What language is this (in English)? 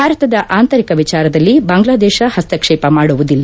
Kannada